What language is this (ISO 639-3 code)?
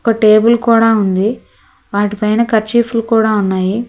tel